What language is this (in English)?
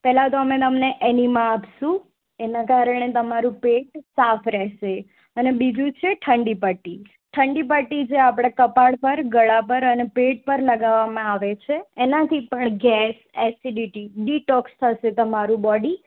Gujarati